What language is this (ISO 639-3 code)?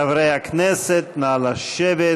heb